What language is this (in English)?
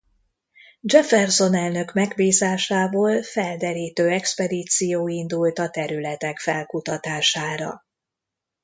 Hungarian